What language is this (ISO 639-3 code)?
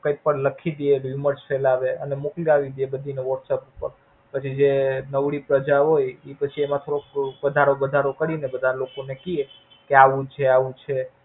guj